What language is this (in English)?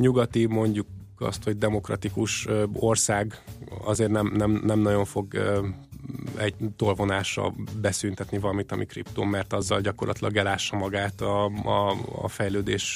Hungarian